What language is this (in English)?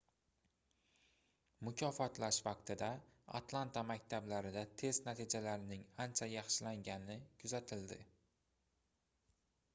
Uzbek